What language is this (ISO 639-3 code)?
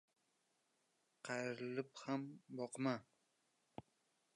uzb